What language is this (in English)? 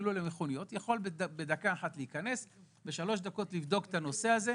Hebrew